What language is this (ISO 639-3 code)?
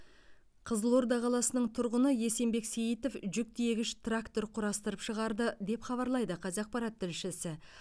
kaz